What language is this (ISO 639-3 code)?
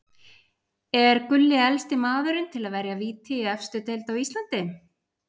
isl